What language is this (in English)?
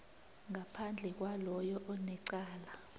South Ndebele